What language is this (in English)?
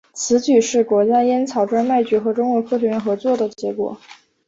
Chinese